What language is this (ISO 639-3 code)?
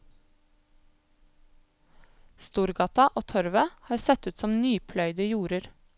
nor